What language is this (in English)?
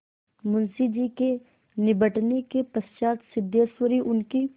Hindi